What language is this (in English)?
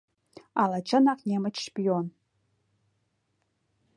Mari